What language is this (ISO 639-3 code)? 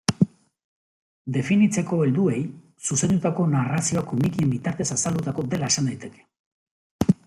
eus